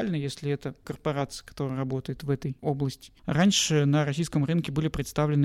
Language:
Russian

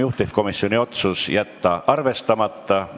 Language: Estonian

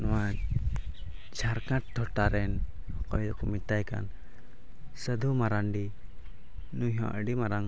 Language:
Santali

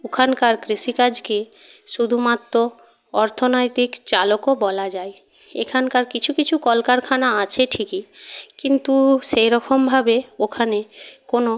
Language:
Bangla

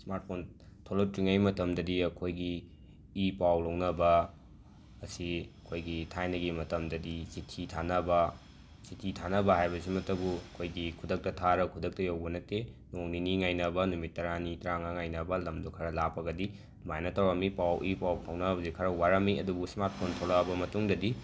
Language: Manipuri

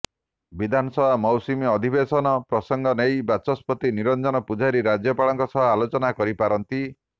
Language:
Odia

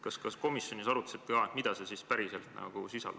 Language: Estonian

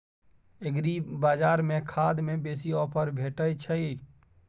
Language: Maithili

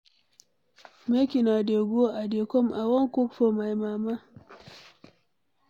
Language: Nigerian Pidgin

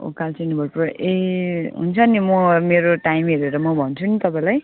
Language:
Nepali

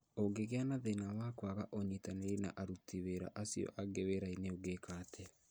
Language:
Kikuyu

